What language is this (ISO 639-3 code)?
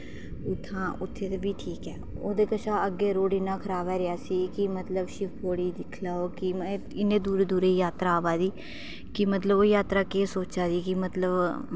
doi